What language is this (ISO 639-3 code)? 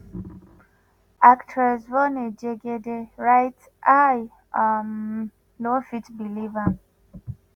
pcm